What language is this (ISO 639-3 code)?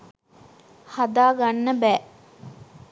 sin